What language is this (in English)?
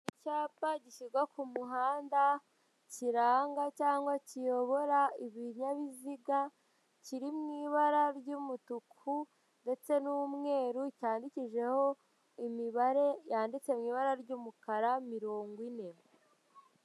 Kinyarwanda